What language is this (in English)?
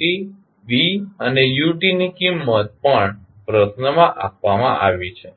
Gujarati